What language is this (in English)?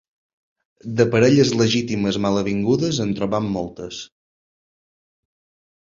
Catalan